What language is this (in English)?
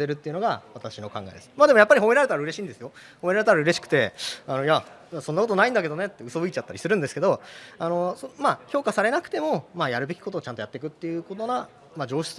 Japanese